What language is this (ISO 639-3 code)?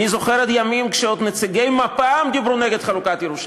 heb